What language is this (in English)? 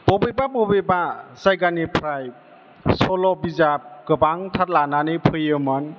Bodo